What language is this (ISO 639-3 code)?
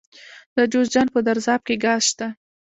pus